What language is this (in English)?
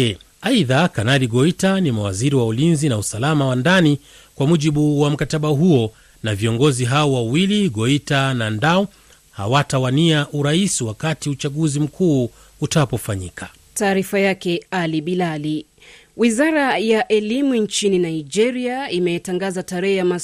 Swahili